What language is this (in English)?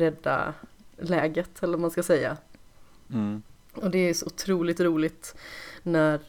Swedish